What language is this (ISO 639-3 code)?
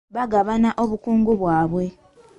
lug